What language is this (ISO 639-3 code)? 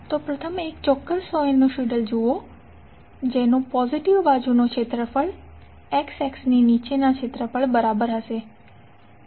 guj